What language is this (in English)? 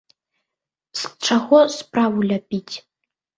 Belarusian